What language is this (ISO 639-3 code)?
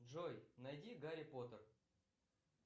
rus